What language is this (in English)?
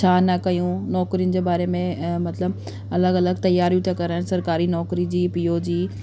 Sindhi